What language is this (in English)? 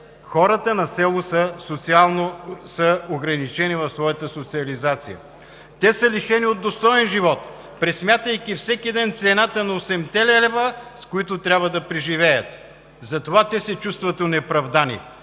Bulgarian